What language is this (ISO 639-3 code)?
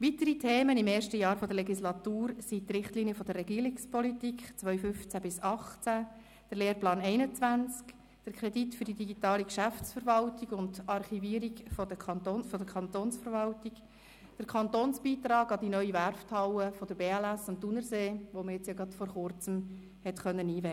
gsw